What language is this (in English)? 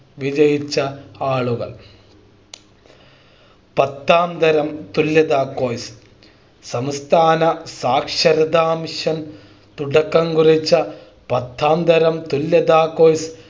Malayalam